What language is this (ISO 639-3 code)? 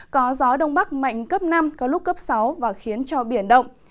vie